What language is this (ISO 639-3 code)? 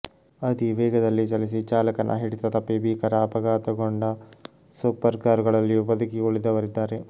kan